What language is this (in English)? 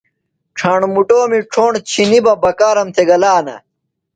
Phalura